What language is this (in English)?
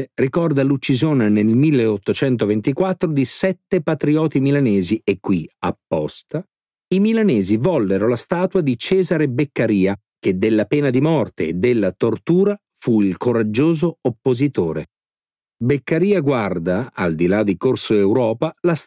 Italian